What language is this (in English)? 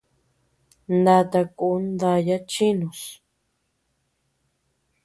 Tepeuxila Cuicatec